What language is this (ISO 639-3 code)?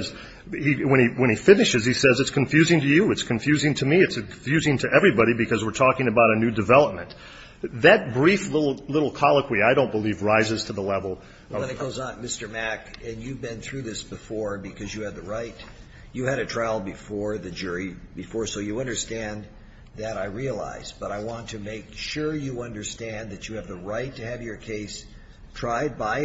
eng